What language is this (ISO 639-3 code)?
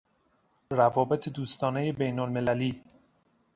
fas